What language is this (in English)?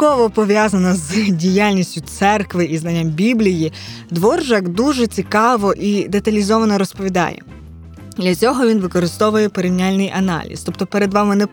Ukrainian